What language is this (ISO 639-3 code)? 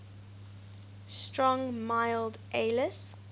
eng